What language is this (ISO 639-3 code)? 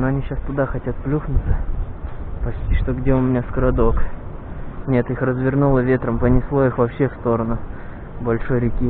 rus